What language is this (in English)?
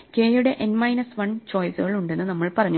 Malayalam